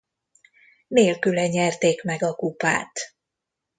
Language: Hungarian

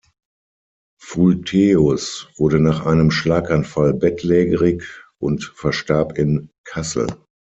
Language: German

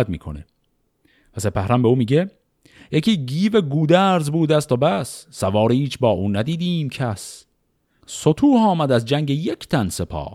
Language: Persian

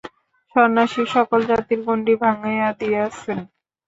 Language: Bangla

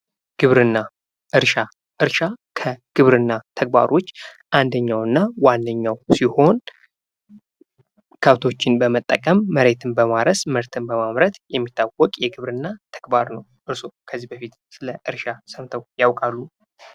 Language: Amharic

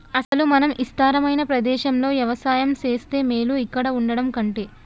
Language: Telugu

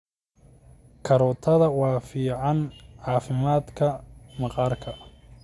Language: Somali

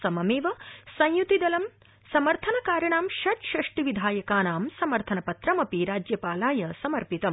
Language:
Sanskrit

